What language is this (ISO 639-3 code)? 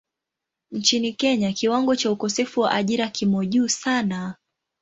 swa